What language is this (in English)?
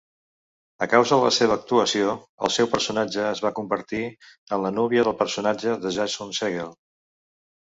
Catalan